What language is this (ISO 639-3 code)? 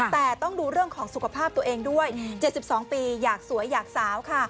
tha